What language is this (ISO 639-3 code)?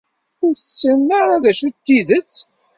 kab